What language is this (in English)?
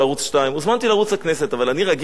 Hebrew